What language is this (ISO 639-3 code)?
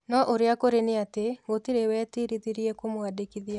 kik